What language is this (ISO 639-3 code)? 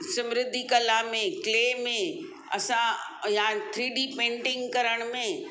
snd